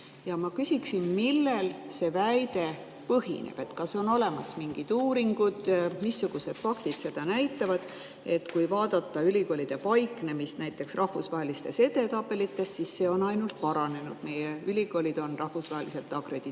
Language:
Estonian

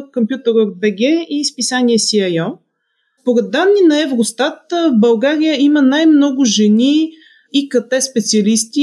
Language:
Bulgarian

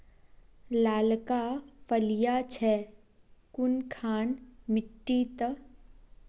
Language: Magahi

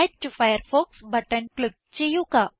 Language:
Malayalam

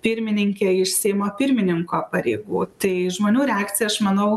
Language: Lithuanian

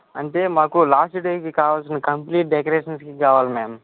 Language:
Telugu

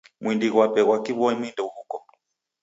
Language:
Taita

